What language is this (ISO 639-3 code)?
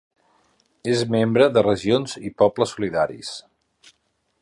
cat